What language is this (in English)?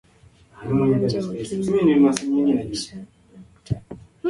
Swahili